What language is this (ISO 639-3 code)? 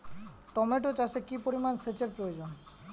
ben